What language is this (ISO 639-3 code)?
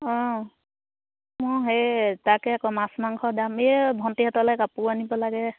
asm